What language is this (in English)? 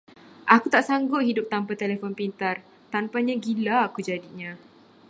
Malay